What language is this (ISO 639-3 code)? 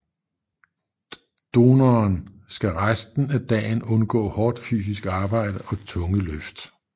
dan